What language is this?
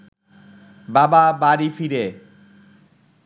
Bangla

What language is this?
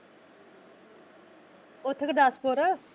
Punjabi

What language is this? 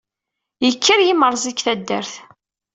Kabyle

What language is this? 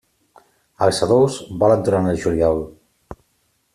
Catalan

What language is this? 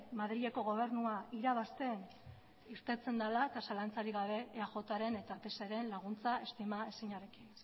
Basque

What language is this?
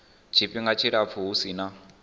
Venda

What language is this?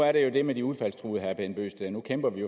Danish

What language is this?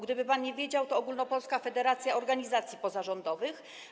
Polish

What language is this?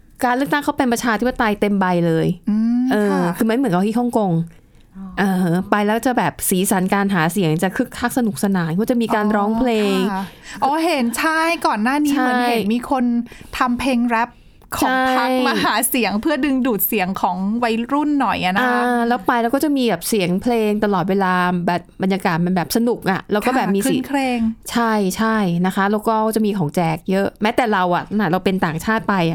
Thai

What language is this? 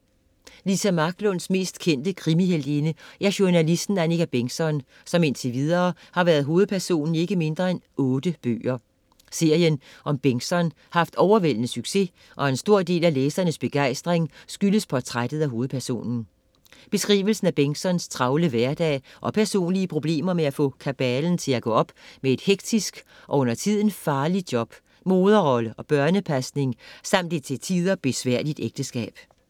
Danish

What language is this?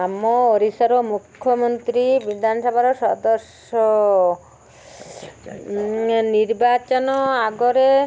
Odia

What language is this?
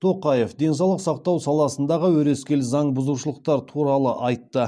Kazakh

